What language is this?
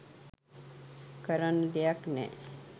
Sinhala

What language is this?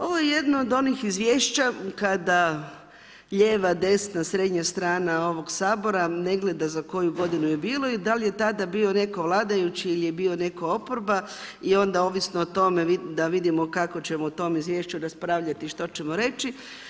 Croatian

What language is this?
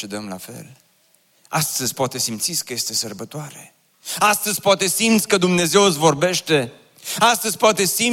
Romanian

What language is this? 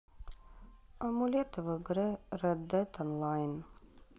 Russian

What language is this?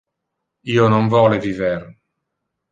Interlingua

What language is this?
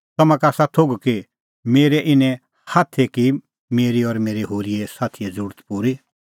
Kullu Pahari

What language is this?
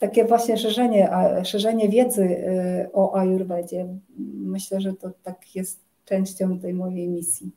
Polish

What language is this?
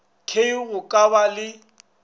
Northern Sotho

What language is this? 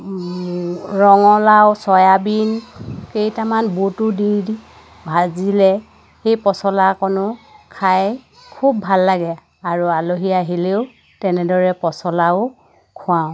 Assamese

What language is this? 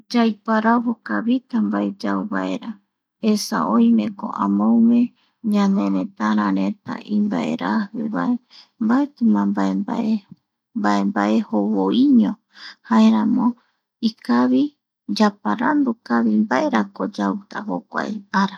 Eastern Bolivian Guaraní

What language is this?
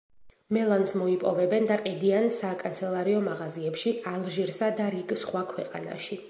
Georgian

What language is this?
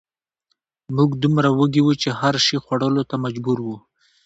Pashto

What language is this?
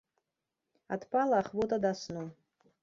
Belarusian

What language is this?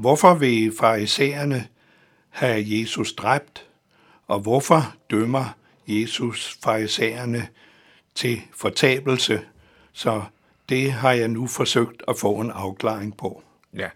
Danish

